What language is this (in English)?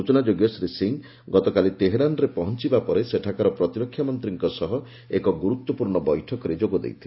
Odia